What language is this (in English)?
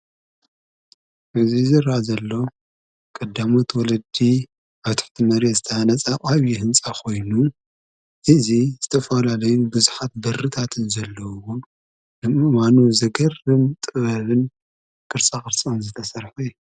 Tigrinya